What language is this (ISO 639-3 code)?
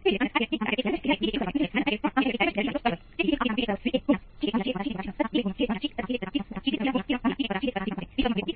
guj